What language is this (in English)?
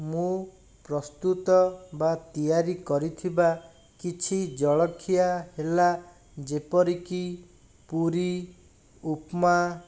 Odia